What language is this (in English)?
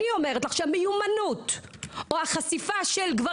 Hebrew